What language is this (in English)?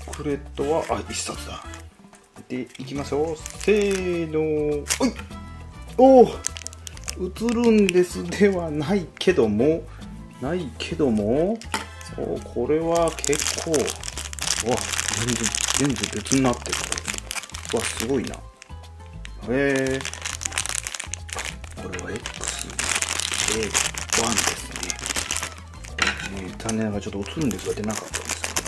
Japanese